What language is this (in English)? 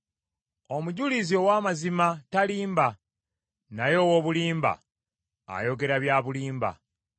Ganda